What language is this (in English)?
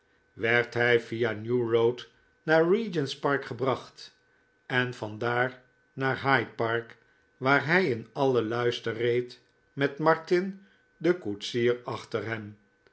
Dutch